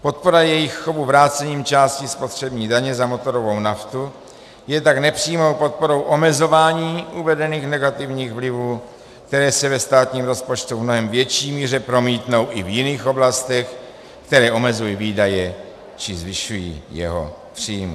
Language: Czech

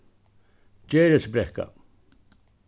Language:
Faroese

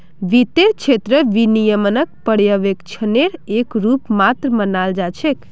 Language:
Magahi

